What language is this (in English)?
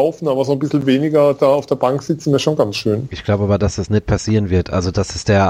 German